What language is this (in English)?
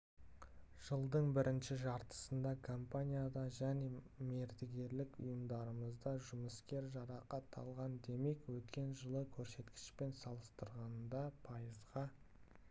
Kazakh